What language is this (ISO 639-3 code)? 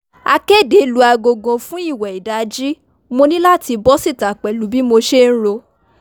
yor